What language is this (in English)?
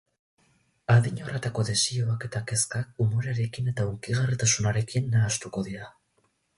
Basque